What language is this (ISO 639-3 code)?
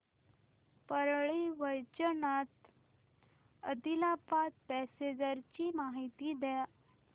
mar